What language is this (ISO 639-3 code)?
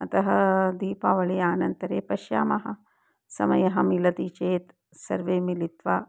san